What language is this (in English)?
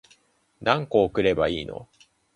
Japanese